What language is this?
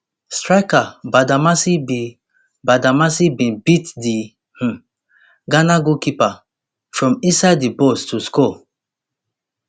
Nigerian Pidgin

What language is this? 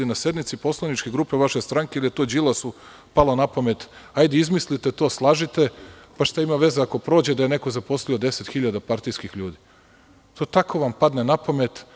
Serbian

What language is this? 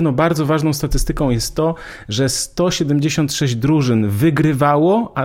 Polish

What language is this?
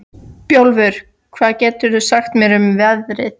Icelandic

